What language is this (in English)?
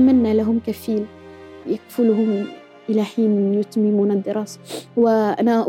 Arabic